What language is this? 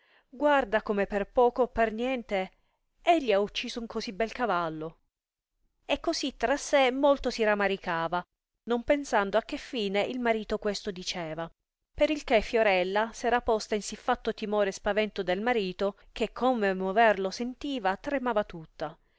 Italian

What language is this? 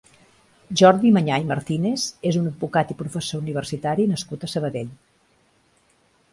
Catalan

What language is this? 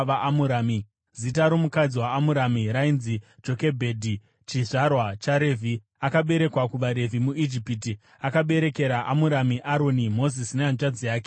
Shona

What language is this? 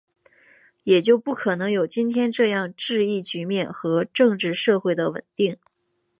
Chinese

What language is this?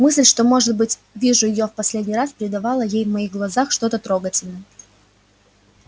Russian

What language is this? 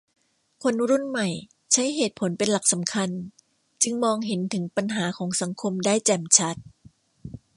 Thai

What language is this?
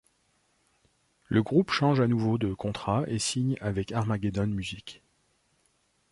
French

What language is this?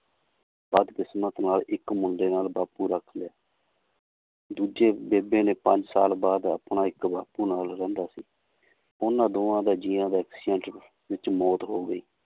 Punjabi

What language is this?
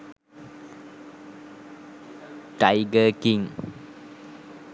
Sinhala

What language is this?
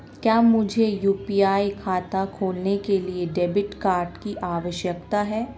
Hindi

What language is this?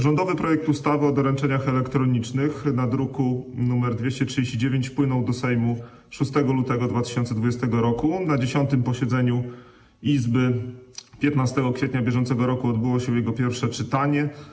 Polish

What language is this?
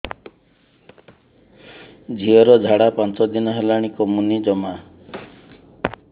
Odia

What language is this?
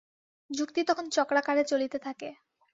Bangla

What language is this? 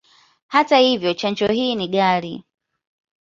Swahili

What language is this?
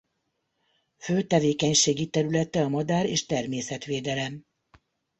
Hungarian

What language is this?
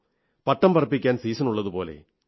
Malayalam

